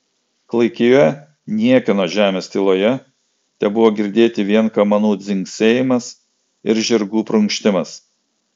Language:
Lithuanian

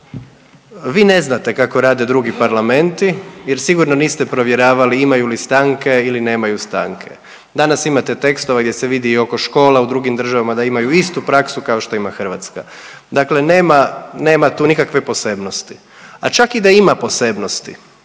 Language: Croatian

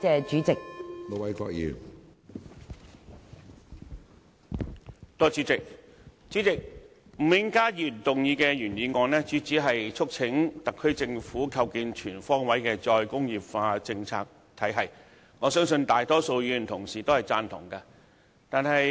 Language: Cantonese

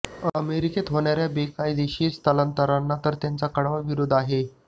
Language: Marathi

